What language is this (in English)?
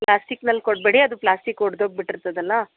Kannada